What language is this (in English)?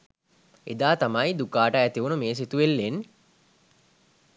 Sinhala